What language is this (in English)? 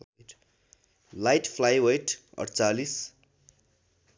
Nepali